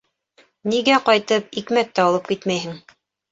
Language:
Bashkir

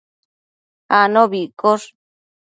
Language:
Matsés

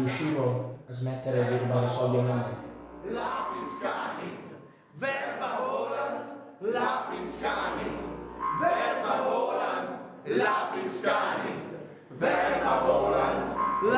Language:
Italian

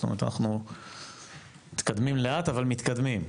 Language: Hebrew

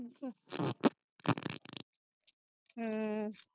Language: Punjabi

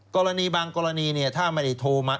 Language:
Thai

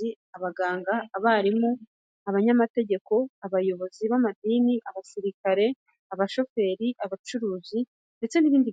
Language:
Kinyarwanda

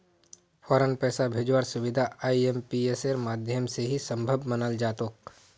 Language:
Magahi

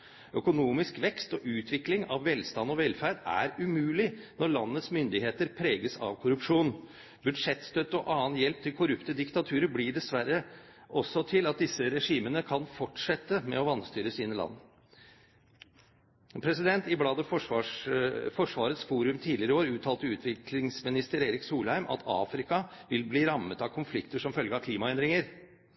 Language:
Norwegian Bokmål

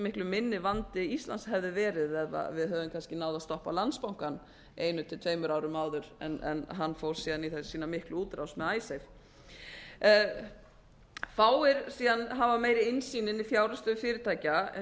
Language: Icelandic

